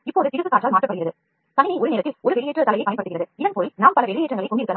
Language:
Tamil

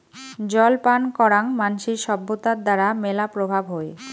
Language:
Bangla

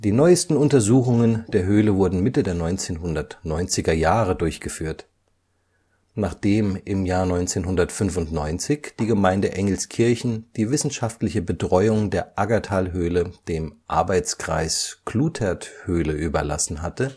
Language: German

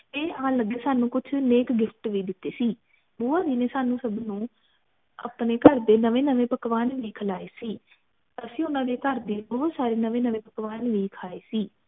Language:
Punjabi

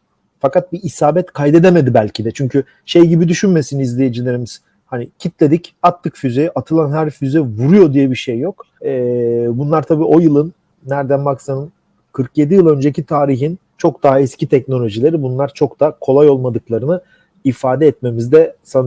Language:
Turkish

